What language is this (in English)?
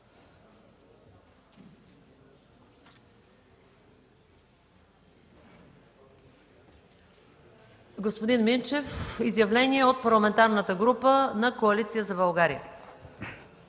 Bulgarian